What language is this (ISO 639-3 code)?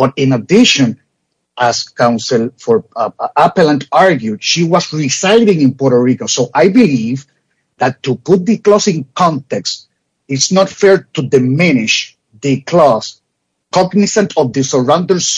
eng